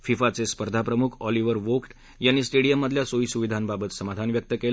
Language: Marathi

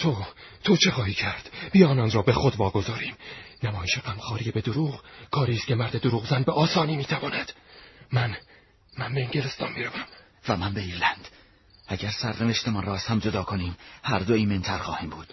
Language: Persian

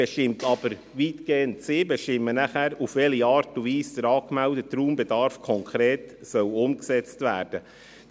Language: Swiss German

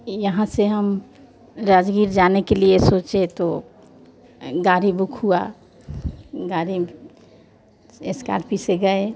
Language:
Hindi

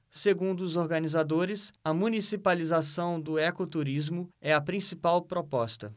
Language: Portuguese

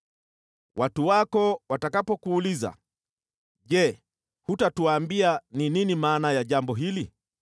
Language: Swahili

